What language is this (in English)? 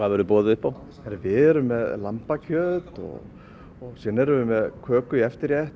Icelandic